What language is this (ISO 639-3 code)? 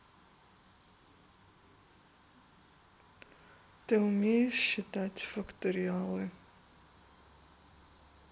rus